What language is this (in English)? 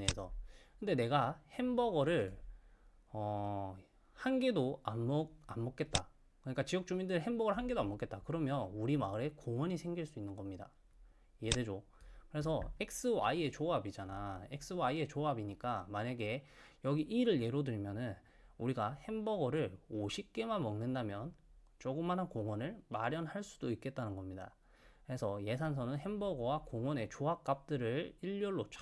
Korean